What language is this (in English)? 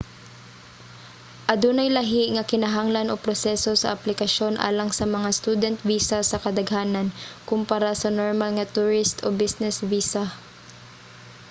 Cebuano